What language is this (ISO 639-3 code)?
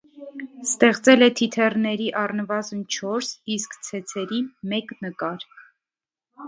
hye